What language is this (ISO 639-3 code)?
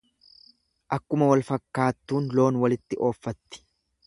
orm